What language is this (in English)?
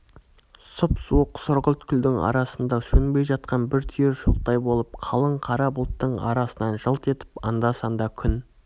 Kazakh